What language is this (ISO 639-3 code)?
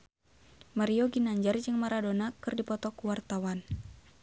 sun